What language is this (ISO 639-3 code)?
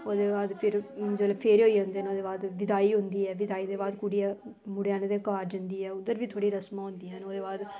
doi